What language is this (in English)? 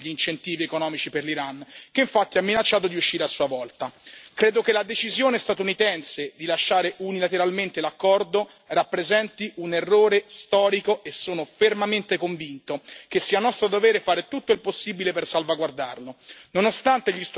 Italian